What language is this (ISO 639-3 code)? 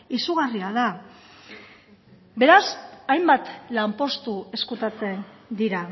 eus